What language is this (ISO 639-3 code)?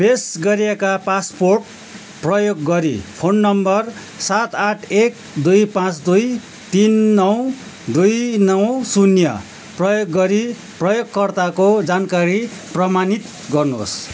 nep